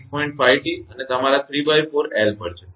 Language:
Gujarati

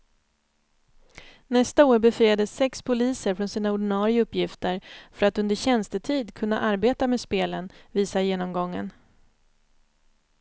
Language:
Swedish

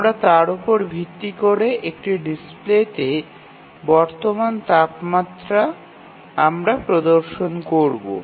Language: Bangla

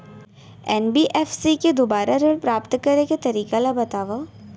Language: Chhattisgarhi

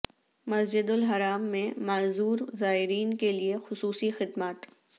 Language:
Urdu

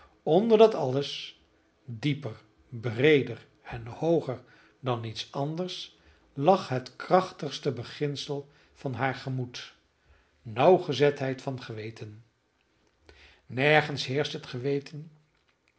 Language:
Dutch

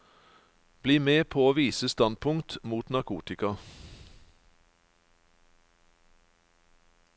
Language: Norwegian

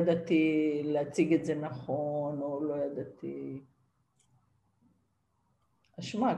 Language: Hebrew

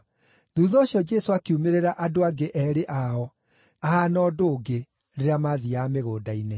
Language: Kikuyu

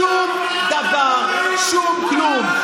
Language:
Hebrew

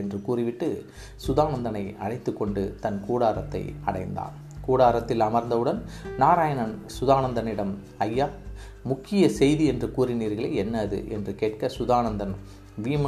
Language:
Tamil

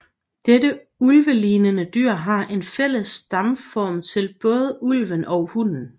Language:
Danish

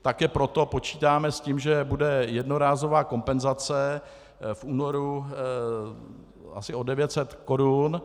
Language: Czech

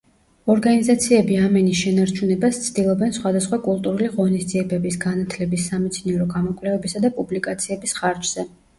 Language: Georgian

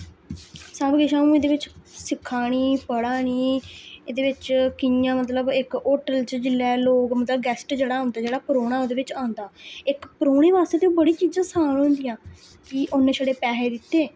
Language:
Dogri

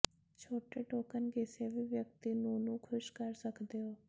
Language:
Punjabi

